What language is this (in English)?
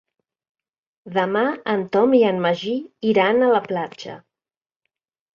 Catalan